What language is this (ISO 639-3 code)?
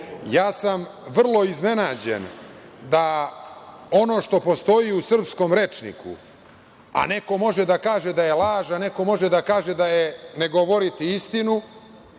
srp